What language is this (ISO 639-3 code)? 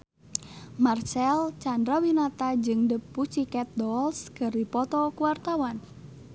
sun